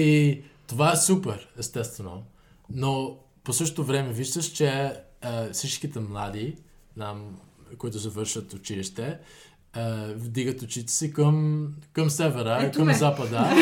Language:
Bulgarian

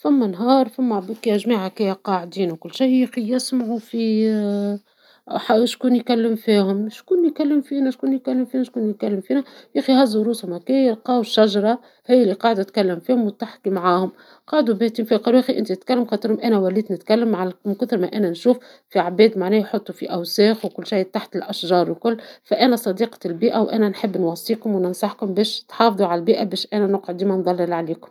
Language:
Tunisian Arabic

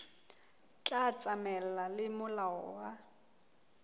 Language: Southern Sotho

